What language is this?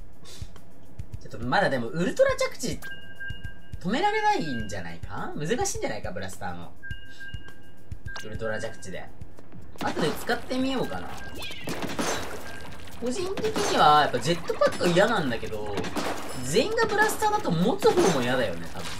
Japanese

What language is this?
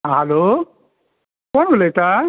Konkani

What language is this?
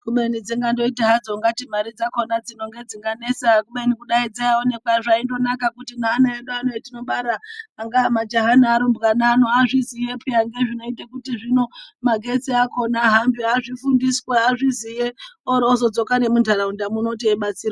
Ndau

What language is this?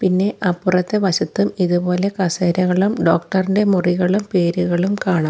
Malayalam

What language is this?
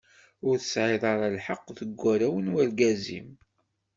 Kabyle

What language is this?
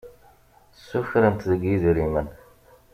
Kabyle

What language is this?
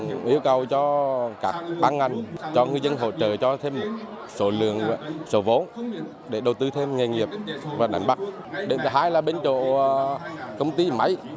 Vietnamese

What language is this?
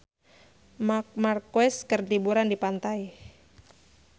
Sundanese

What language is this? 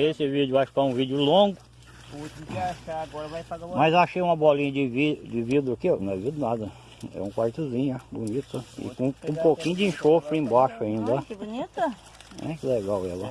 Portuguese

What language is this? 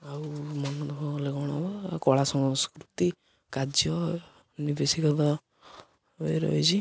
Odia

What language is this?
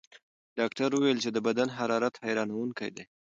Pashto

